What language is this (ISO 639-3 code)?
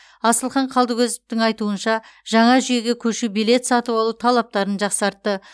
kaz